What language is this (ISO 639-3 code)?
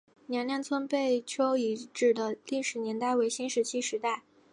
zho